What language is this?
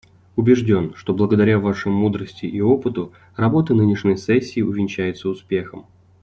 Russian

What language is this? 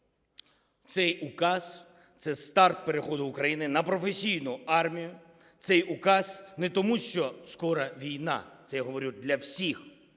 Ukrainian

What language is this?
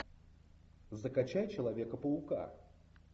Russian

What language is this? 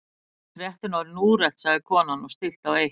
Icelandic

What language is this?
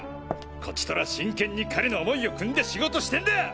Japanese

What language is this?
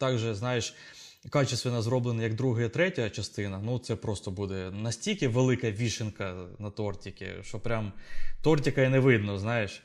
Ukrainian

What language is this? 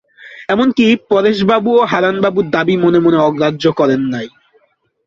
Bangla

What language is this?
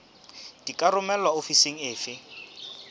Southern Sotho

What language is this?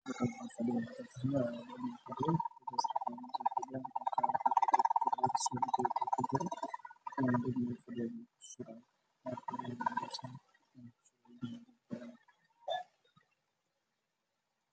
Somali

